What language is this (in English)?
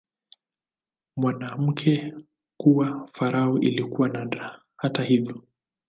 Swahili